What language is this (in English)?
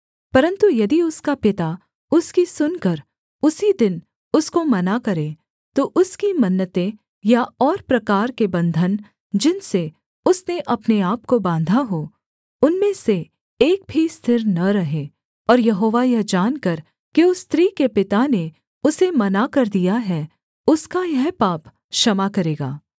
Hindi